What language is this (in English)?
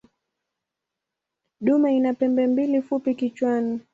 Swahili